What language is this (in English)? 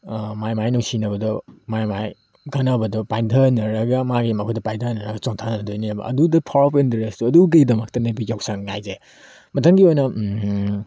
Manipuri